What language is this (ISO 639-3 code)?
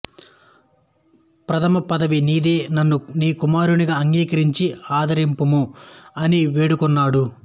tel